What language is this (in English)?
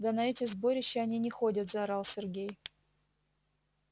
Russian